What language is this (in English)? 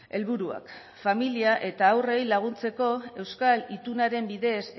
Basque